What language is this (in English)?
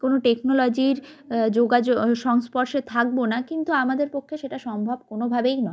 Bangla